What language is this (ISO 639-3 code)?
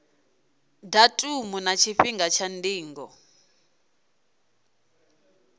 ven